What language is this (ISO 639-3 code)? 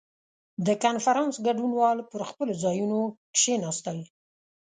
pus